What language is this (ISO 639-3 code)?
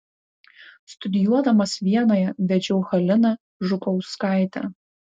lit